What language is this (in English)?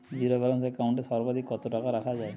Bangla